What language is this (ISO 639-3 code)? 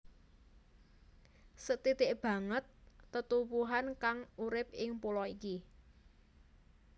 jav